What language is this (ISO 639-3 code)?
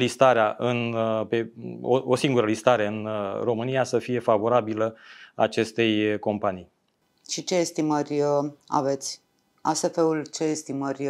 ron